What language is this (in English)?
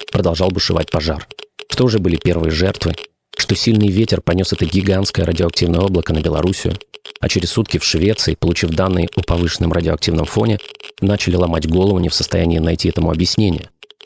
Russian